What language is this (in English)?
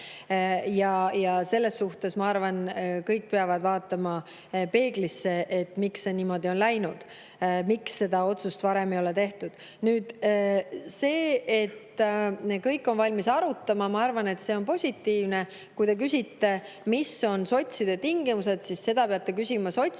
Estonian